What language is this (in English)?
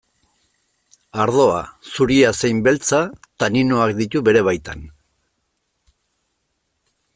Basque